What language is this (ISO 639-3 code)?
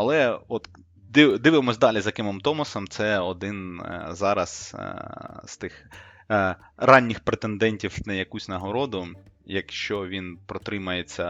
ukr